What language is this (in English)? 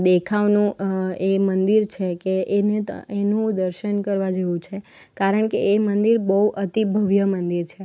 Gujarati